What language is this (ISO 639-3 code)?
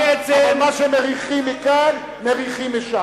heb